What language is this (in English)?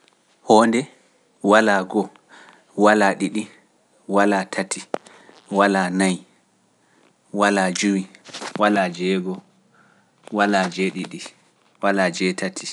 Pular